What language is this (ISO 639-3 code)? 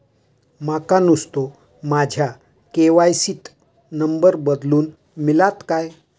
mar